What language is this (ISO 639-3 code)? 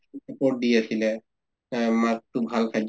asm